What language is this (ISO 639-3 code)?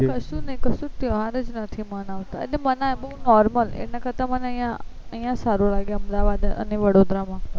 guj